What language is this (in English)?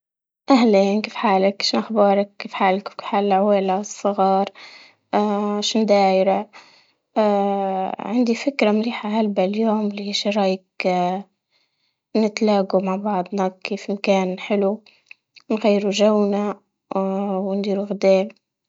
Libyan Arabic